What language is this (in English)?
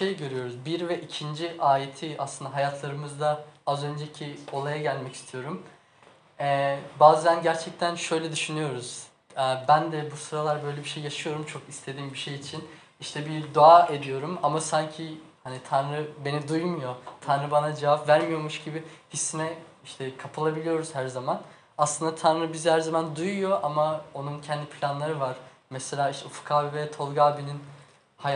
Turkish